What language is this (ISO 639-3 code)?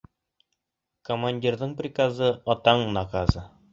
bak